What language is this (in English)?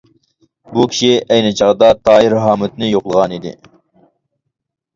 Uyghur